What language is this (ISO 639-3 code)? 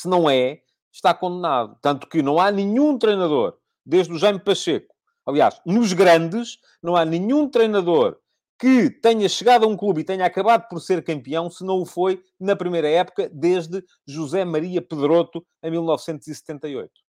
por